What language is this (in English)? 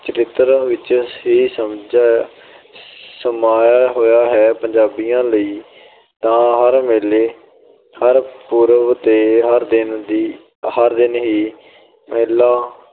Punjabi